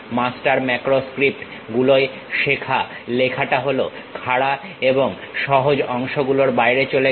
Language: Bangla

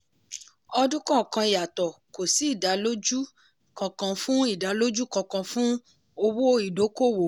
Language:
Yoruba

